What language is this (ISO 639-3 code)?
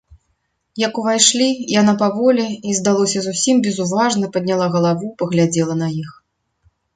bel